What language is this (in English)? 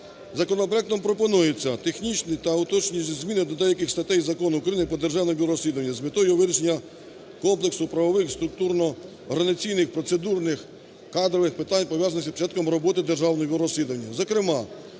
Ukrainian